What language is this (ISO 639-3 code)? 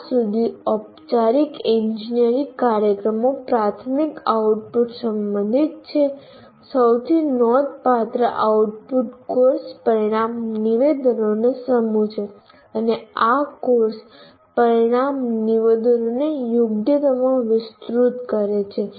guj